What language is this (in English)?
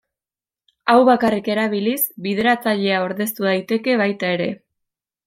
Basque